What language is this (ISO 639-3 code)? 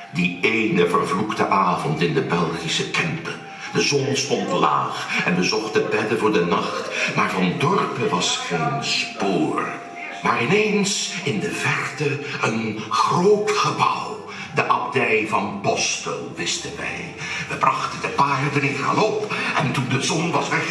nld